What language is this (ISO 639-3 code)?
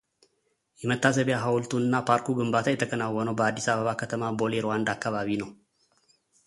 amh